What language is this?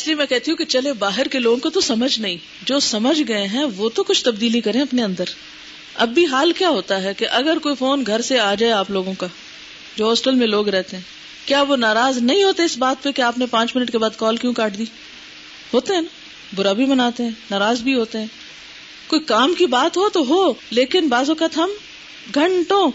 Urdu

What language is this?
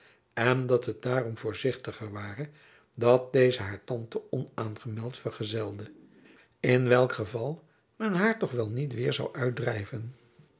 Dutch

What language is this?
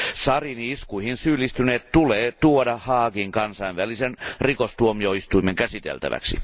Finnish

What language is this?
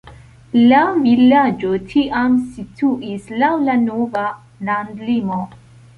Esperanto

